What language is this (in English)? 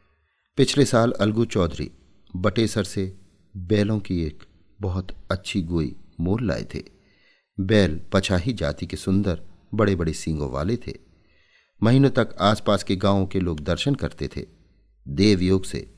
Hindi